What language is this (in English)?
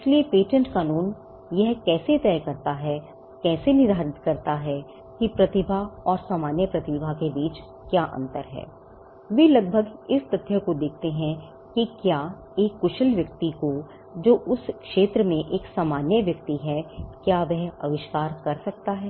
Hindi